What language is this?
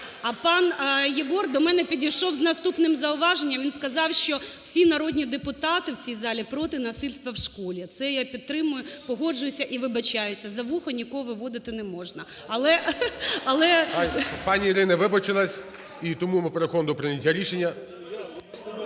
Ukrainian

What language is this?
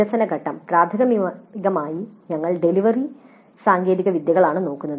Malayalam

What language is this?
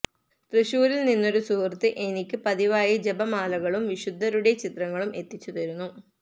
Malayalam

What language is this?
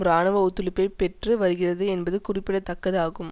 Tamil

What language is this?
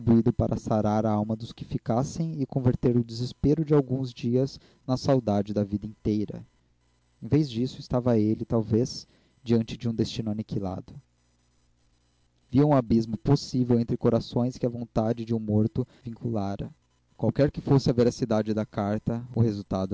Portuguese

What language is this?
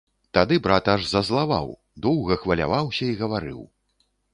Belarusian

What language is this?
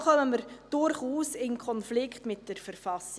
Swiss German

